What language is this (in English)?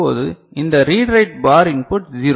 Tamil